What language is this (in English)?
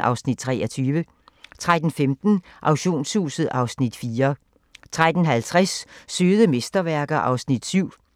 Danish